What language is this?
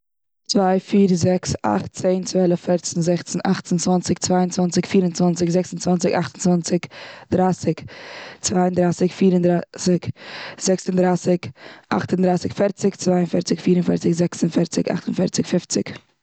Yiddish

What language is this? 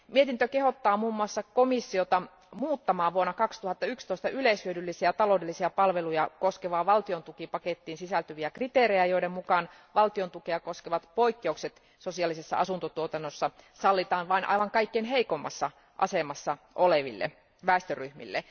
Finnish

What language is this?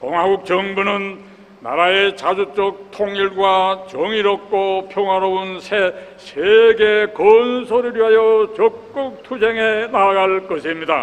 Korean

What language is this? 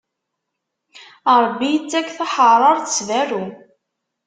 Kabyle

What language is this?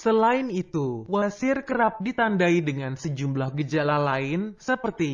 Indonesian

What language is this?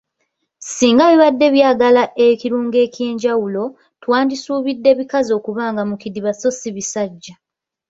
Ganda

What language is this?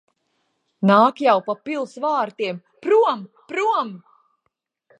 Latvian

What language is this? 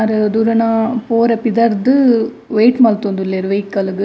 Tulu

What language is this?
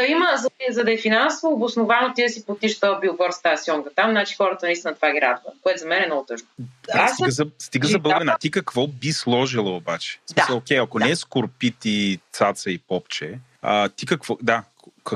Bulgarian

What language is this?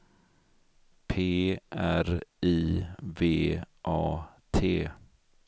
Swedish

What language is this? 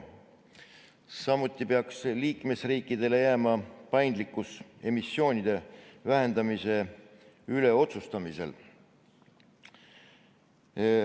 Estonian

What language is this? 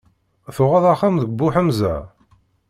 Kabyle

